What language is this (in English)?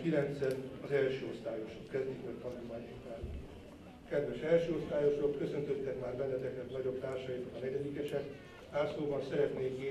Hungarian